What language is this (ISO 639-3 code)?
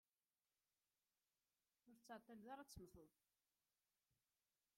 kab